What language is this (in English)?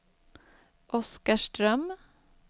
Swedish